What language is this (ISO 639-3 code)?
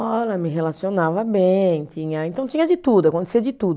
por